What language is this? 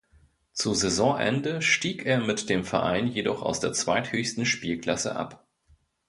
German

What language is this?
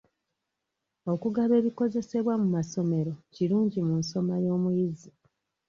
Ganda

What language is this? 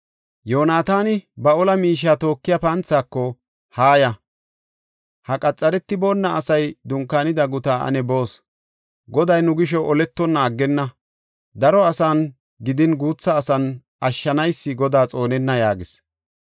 Gofa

